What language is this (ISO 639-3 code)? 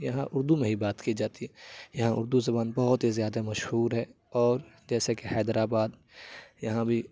urd